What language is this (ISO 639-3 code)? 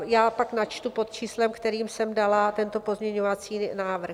ces